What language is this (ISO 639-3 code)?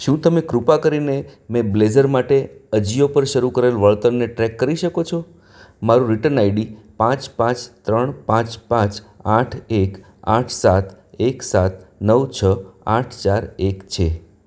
guj